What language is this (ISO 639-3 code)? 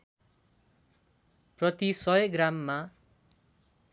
nep